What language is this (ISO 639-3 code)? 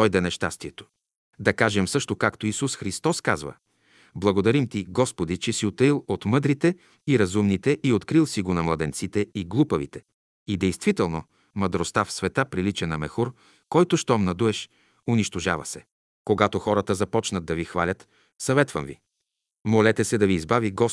bul